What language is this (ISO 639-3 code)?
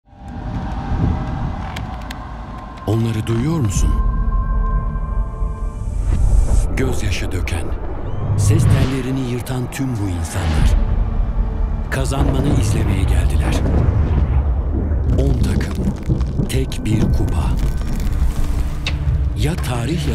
tur